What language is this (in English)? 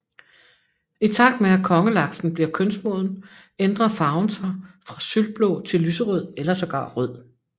Danish